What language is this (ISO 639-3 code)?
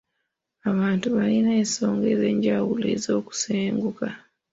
lug